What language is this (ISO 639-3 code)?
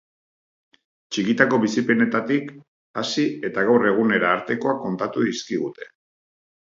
eus